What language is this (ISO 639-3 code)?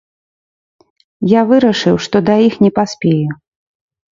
bel